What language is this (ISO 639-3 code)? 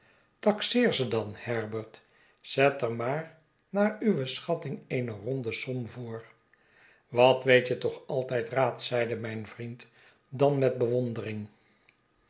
nld